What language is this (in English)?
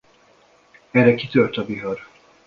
Hungarian